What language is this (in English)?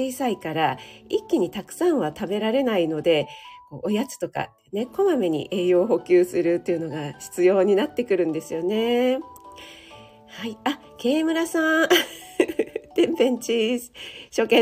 Japanese